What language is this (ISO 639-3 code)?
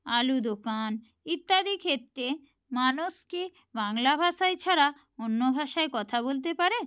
ben